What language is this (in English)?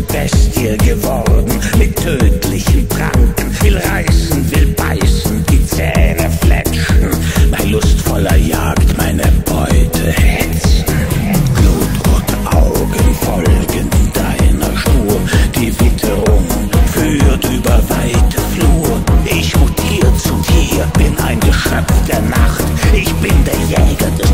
Polish